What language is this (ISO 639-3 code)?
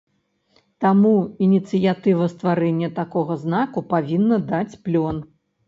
bel